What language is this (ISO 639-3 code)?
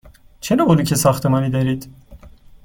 fas